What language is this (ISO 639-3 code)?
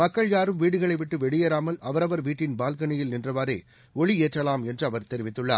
tam